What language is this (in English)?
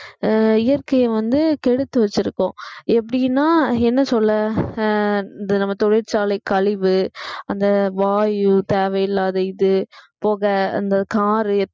Tamil